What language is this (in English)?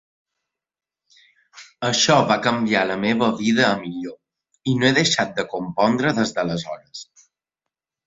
Catalan